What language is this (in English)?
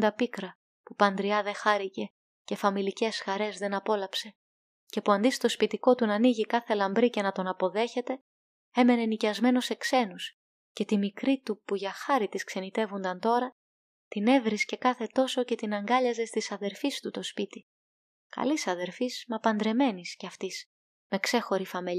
Greek